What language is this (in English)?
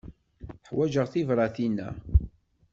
Kabyle